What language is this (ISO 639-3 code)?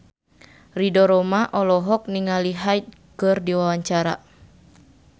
sun